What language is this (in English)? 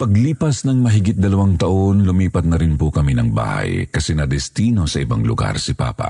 Filipino